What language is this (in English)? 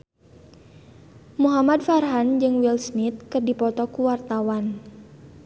Sundanese